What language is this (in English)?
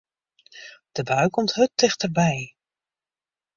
Western Frisian